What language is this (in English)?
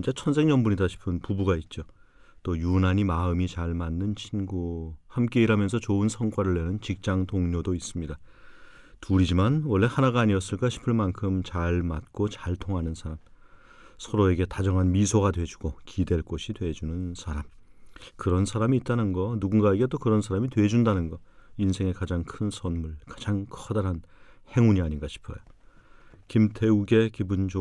Korean